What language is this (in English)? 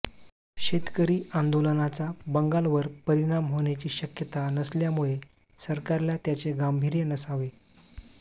Marathi